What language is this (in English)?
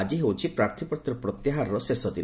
Odia